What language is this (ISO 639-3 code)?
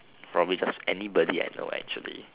eng